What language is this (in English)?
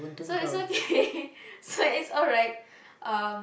English